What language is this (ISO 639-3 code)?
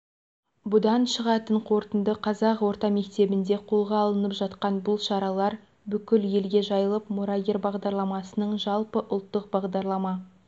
kaz